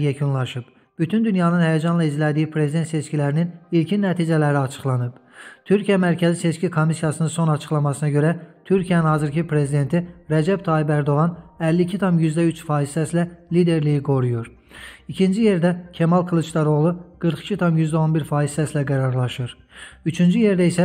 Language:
Turkish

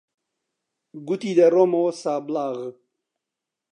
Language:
Central Kurdish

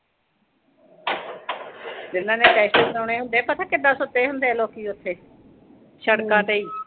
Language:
Punjabi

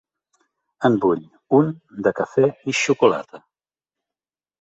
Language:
Catalan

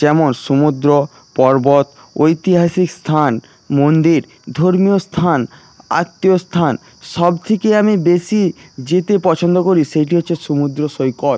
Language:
Bangla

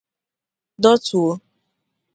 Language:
Igbo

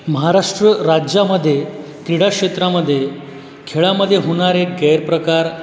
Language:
Marathi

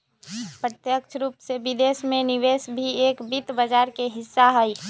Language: Magahi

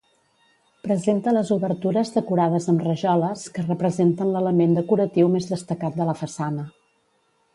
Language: Catalan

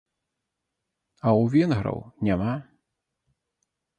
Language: Belarusian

